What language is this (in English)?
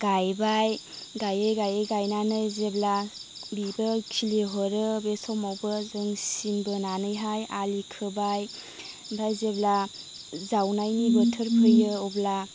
Bodo